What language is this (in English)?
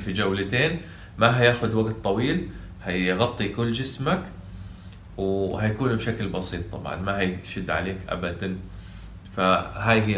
Arabic